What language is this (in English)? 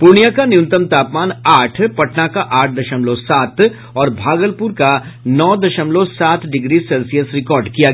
Hindi